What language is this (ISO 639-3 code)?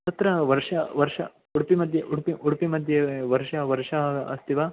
san